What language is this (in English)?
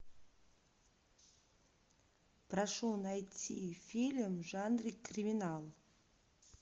Russian